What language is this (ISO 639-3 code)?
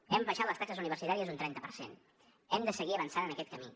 cat